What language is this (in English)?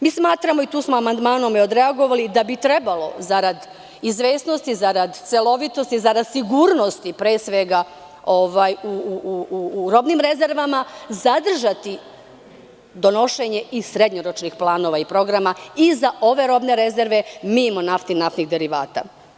Serbian